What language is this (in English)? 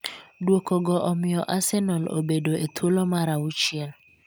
Luo (Kenya and Tanzania)